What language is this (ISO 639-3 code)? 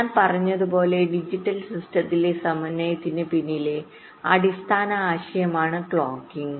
mal